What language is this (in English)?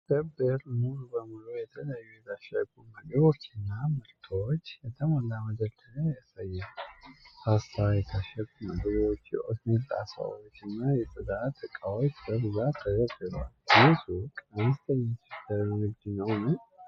Amharic